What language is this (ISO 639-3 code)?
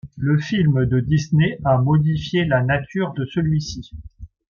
fra